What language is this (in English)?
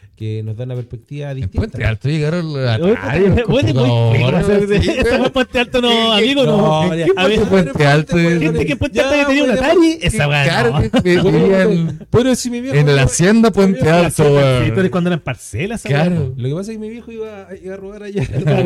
Spanish